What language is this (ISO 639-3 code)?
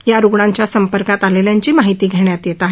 mar